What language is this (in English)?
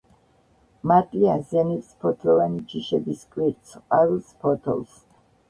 Georgian